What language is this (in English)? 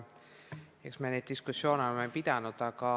Estonian